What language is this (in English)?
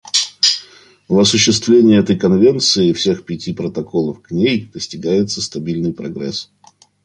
Russian